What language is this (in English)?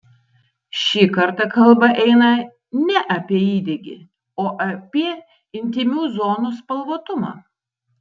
Lithuanian